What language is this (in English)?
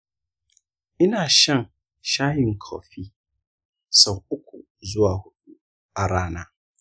Hausa